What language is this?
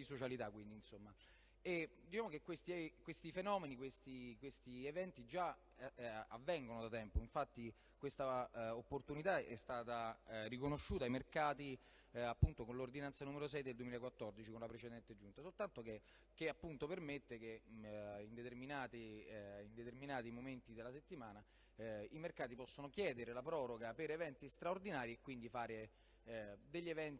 Italian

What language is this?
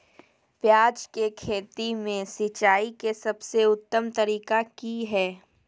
Magahi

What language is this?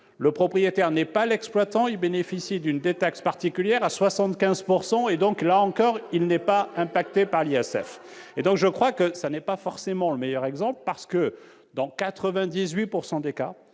French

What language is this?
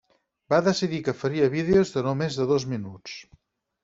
Catalan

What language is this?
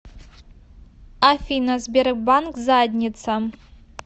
Russian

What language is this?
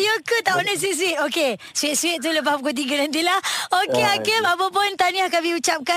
Malay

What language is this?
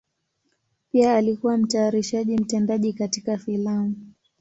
Swahili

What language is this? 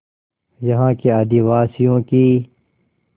Hindi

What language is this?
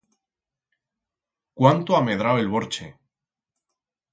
Aragonese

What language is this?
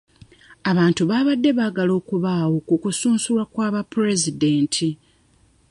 Ganda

